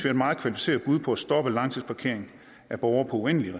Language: Danish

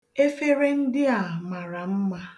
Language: Igbo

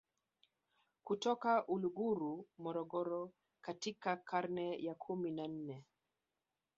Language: Swahili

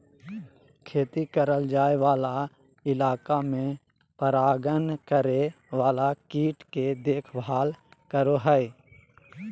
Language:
Magahi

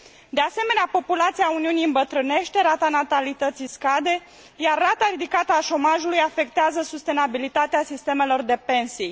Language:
Romanian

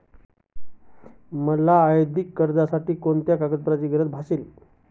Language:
Marathi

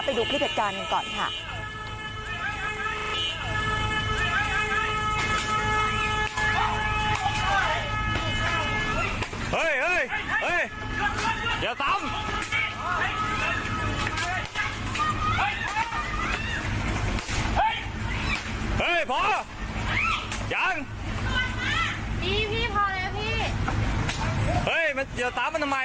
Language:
Thai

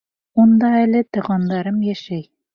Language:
Bashkir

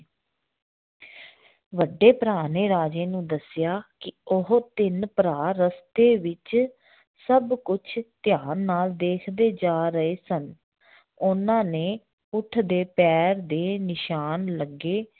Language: Punjabi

